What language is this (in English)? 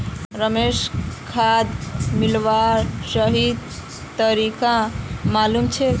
Magahi